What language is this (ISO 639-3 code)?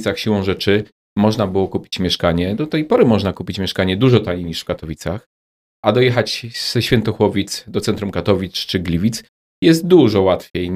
pol